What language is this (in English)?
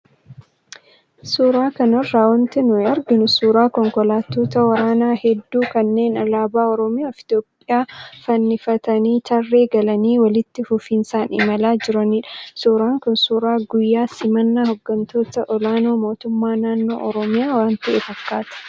Oromo